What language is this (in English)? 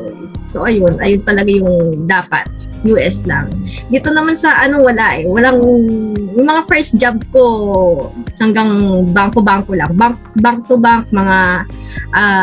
Filipino